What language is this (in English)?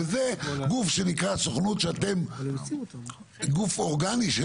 Hebrew